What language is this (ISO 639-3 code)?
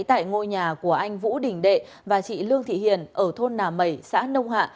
vie